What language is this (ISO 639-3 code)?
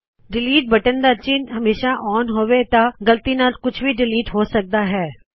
pan